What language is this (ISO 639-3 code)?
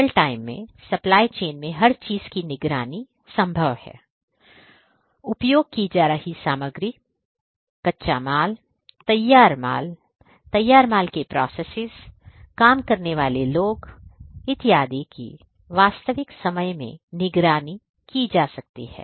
hin